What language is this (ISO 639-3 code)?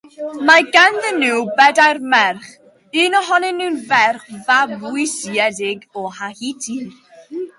cym